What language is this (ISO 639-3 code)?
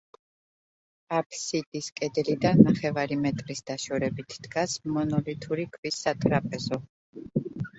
kat